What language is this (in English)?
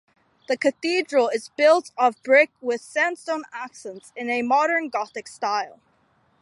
English